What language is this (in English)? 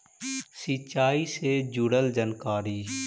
Magahi